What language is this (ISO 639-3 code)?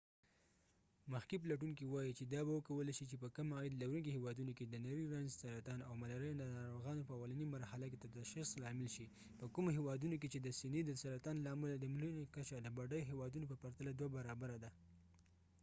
pus